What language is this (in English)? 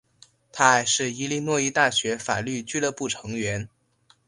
Chinese